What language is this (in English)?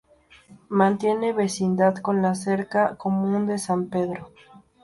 Spanish